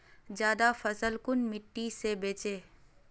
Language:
Magahi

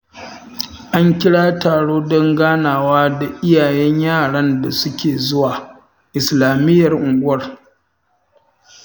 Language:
Hausa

